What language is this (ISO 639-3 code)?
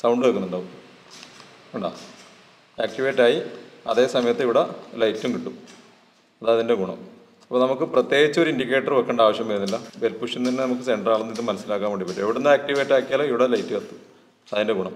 mal